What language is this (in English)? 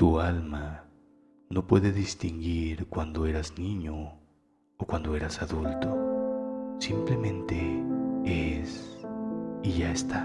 Spanish